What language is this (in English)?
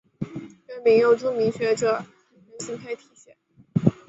Chinese